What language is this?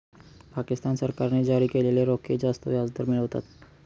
Marathi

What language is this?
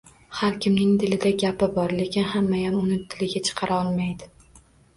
Uzbek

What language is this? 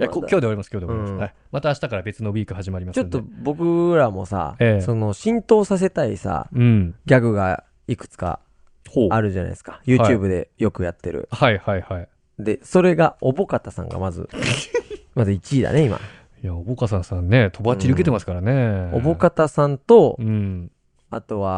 Japanese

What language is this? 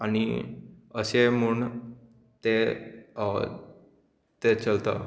Konkani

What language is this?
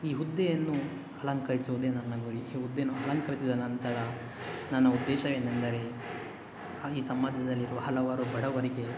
Kannada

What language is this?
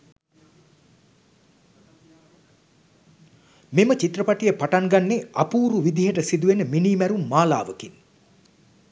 Sinhala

